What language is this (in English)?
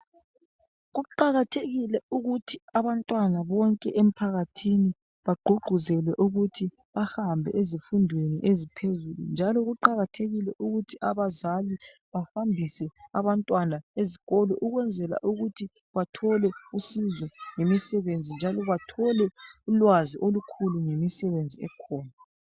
North Ndebele